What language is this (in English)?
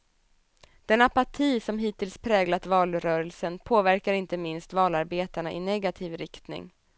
Swedish